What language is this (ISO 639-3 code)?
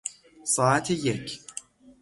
fas